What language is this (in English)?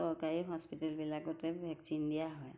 Assamese